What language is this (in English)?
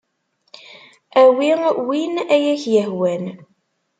Kabyle